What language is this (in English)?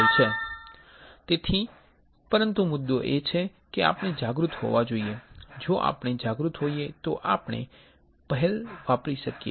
Gujarati